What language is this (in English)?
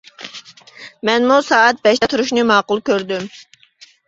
Uyghur